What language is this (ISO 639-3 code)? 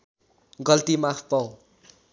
nep